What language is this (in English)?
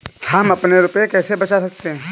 Hindi